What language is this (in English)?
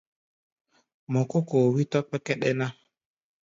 Gbaya